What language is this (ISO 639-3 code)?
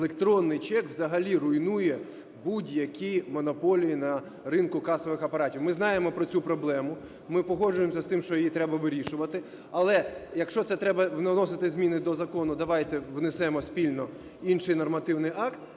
ukr